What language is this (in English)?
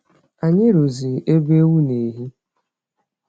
Igbo